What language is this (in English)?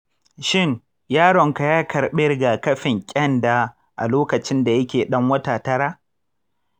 Hausa